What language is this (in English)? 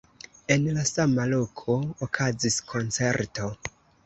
Esperanto